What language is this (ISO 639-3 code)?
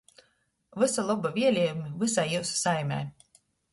ltg